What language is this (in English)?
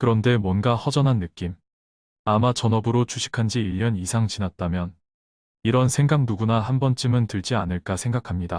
Korean